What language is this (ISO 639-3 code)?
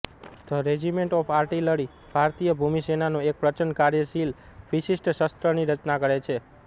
guj